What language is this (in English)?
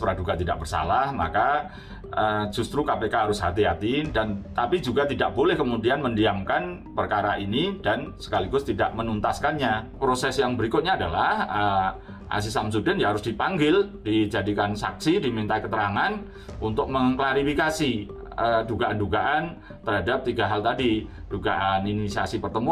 Indonesian